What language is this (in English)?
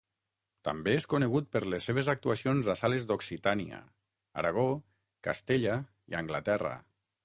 Catalan